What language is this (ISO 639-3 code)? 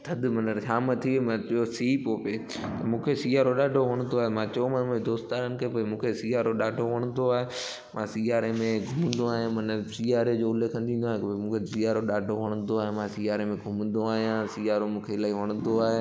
snd